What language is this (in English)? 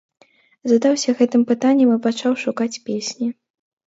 Belarusian